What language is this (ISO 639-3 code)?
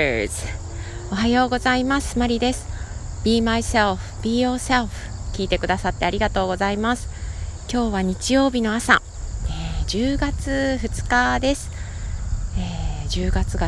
jpn